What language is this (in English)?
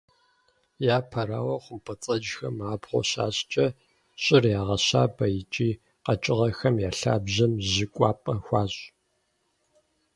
Kabardian